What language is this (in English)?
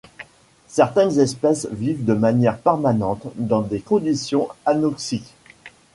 French